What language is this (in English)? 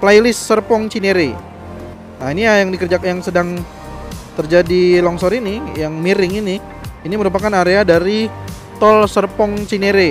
Indonesian